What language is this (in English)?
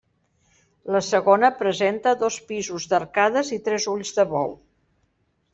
Catalan